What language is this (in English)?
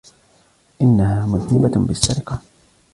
Arabic